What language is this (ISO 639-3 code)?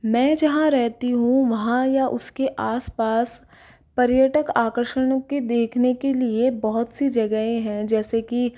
hin